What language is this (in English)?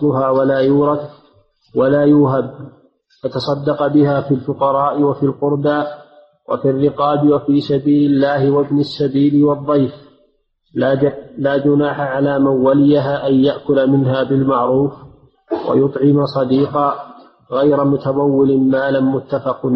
Arabic